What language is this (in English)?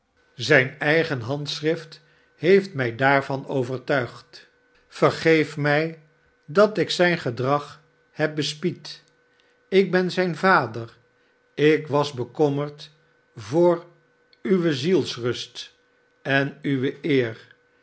Dutch